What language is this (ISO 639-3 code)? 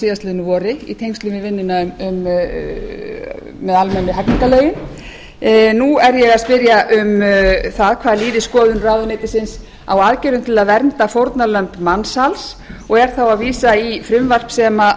isl